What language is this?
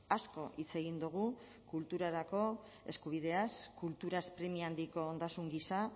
Basque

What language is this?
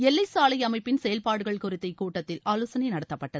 Tamil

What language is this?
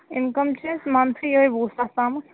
Kashmiri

